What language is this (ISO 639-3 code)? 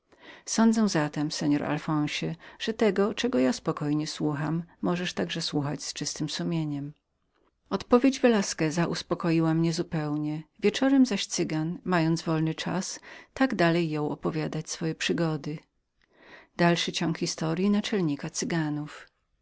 pol